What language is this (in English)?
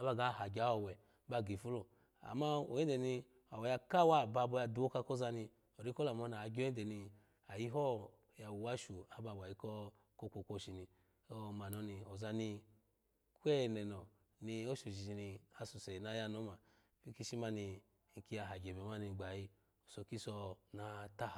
Alago